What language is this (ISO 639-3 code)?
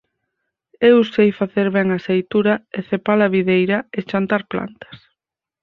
glg